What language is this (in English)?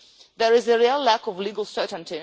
English